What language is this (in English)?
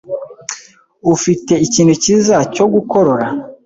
Kinyarwanda